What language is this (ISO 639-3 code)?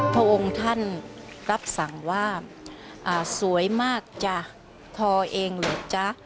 tha